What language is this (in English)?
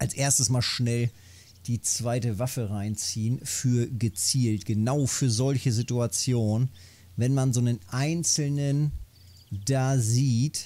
German